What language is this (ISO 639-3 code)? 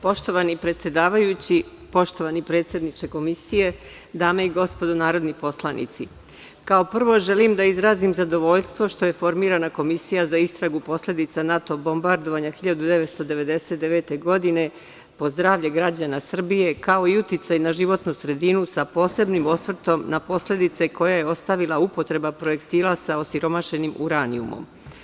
srp